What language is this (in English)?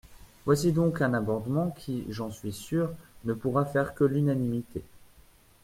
French